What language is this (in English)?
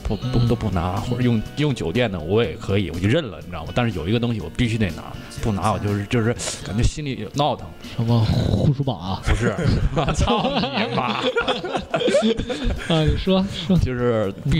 Chinese